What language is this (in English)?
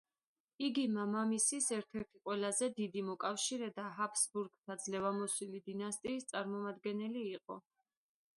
Georgian